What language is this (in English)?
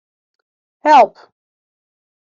Western Frisian